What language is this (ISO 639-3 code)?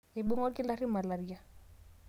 mas